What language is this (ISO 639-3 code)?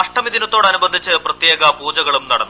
mal